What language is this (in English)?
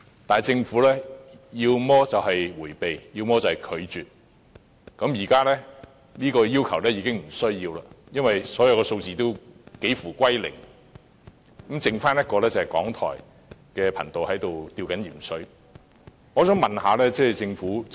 Cantonese